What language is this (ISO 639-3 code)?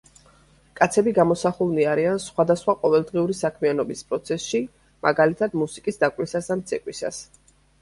kat